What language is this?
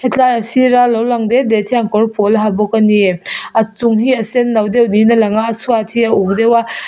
Mizo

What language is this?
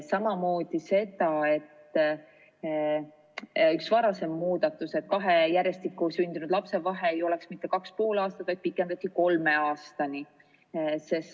Estonian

